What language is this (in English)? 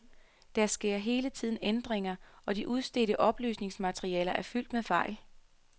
Danish